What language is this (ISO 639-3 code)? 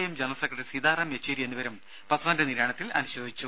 mal